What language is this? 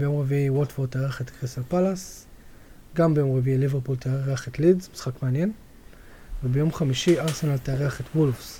Hebrew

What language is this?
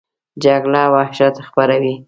Pashto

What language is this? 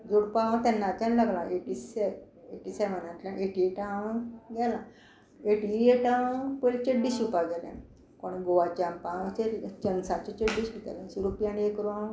Konkani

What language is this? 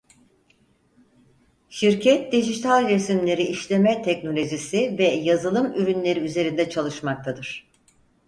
Turkish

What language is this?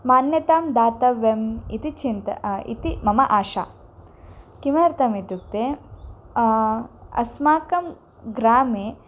Sanskrit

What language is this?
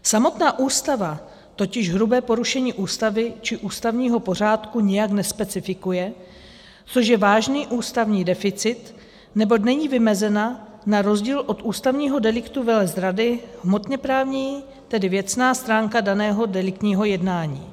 Czech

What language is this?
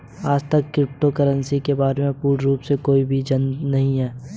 Hindi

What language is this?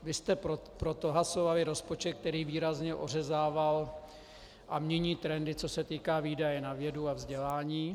Czech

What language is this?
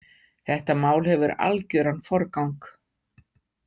Icelandic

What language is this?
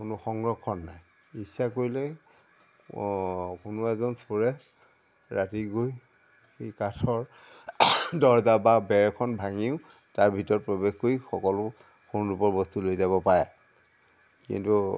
Assamese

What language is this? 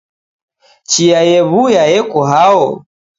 Taita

